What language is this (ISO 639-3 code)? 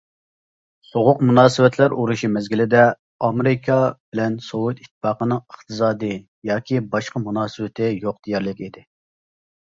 uig